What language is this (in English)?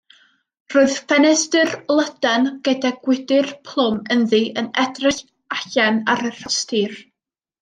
Welsh